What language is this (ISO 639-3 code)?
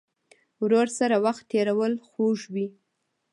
pus